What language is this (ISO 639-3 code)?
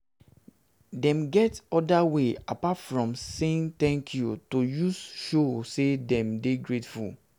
pcm